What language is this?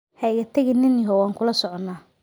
Somali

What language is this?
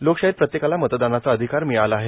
Marathi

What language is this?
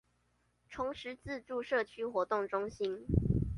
Chinese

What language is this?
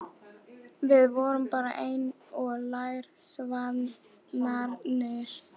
Icelandic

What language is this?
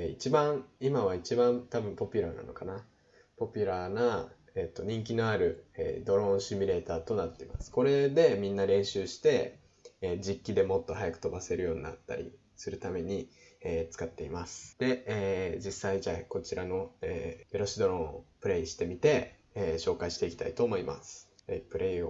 Japanese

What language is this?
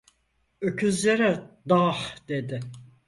Turkish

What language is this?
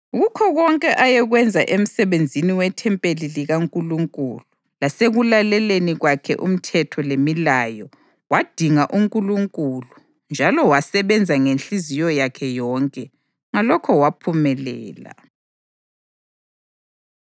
North Ndebele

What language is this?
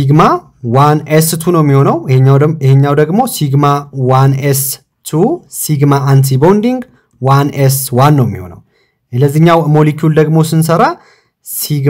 Arabic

